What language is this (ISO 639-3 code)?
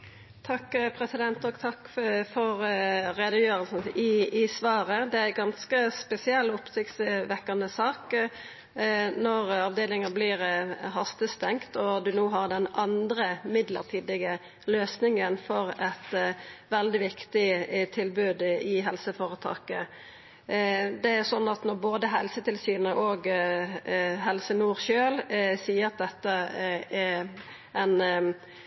nno